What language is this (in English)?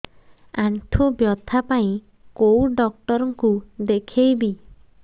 Odia